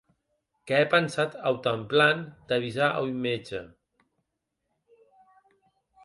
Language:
Occitan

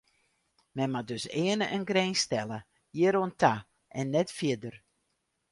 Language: Western Frisian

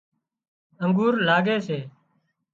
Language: Wadiyara Koli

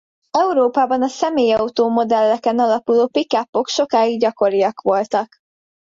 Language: Hungarian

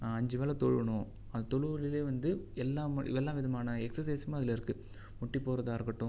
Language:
Tamil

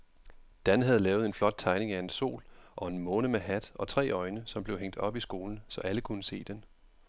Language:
Danish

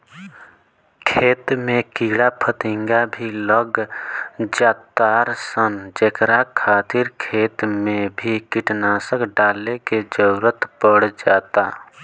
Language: Bhojpuri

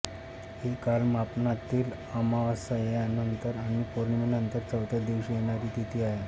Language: Marathi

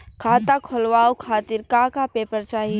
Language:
Bhojpuri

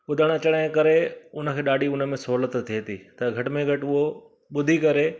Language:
Sindhi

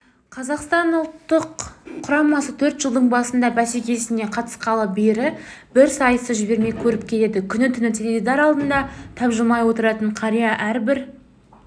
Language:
Kazakh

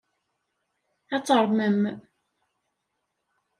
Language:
Kabyle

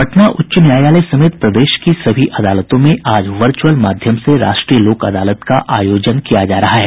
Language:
Hindi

